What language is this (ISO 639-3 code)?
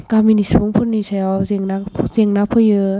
brx